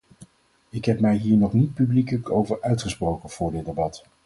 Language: Dutch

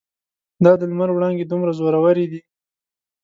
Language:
Pashto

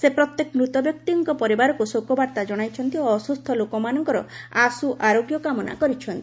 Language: Odia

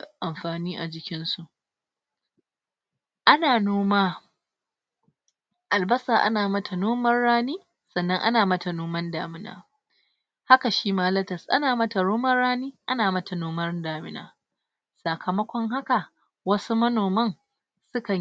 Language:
Hausa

